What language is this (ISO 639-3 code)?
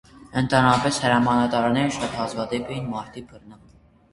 hye